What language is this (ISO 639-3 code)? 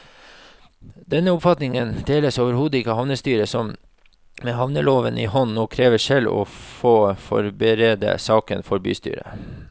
nor